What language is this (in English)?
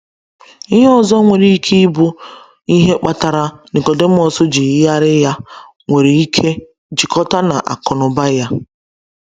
Igbo